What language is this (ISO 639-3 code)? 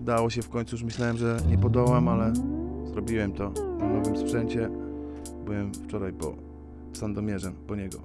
pol